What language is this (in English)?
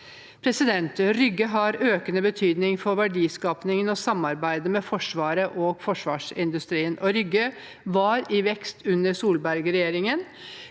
Norwegian